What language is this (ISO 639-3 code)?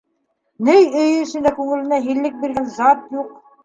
bak